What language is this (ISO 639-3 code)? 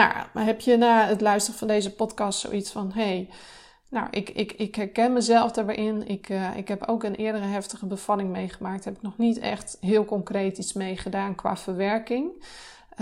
nld